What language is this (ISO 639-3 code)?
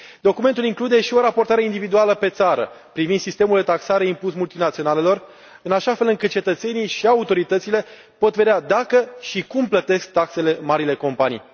ron